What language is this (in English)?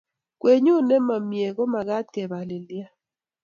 Kalenjin